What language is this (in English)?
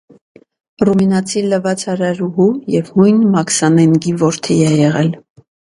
Armenian